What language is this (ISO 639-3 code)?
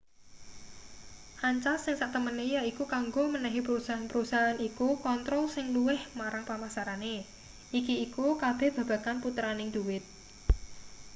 jav